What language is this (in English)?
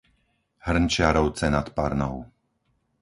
Slovak